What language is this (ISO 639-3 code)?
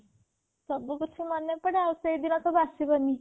ori